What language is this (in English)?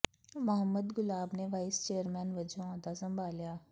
Punjabi